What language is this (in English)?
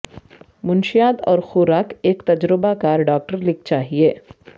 Urdu